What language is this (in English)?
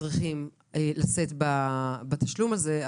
Hebrew